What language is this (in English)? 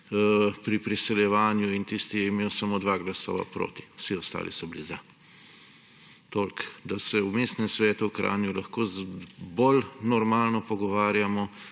Slovenian